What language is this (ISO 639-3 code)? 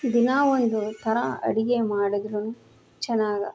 kan